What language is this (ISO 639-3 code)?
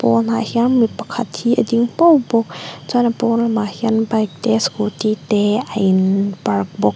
lus